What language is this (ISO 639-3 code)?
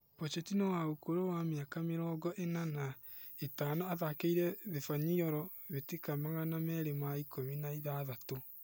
kik